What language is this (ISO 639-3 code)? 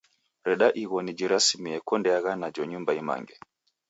dav